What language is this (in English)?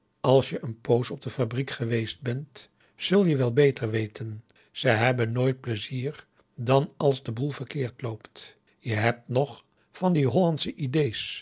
Dutch